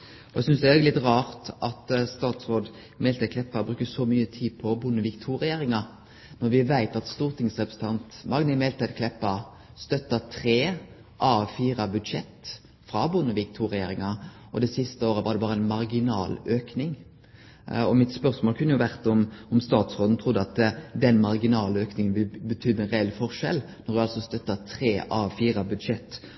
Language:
Norwegian Nynorsk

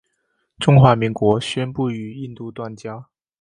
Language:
Chinese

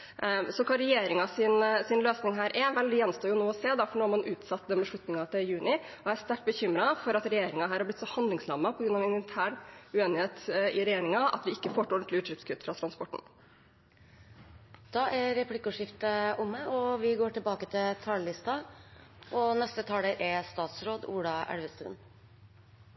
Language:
Norwegian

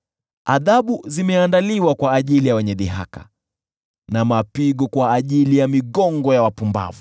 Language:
Swahili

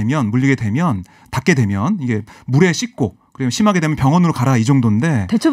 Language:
Korean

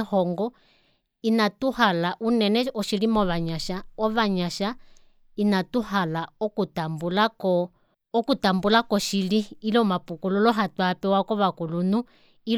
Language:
Kuanyama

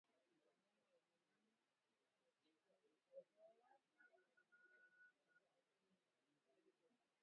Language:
Swahili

